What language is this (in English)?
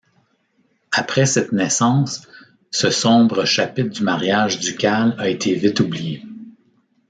French